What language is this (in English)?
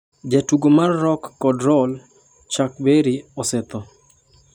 Luo (Kenya and Tanzania)